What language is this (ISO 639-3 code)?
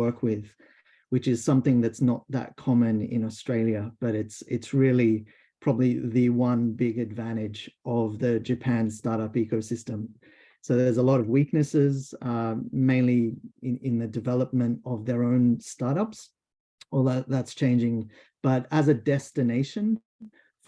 eng